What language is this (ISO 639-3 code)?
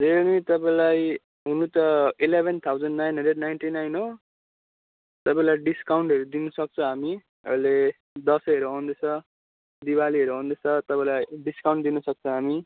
nep